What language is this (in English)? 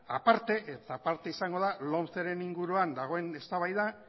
Basque